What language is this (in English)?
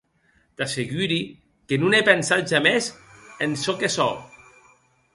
Occitan